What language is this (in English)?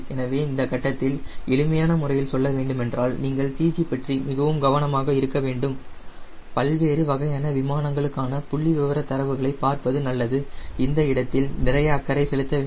Tamil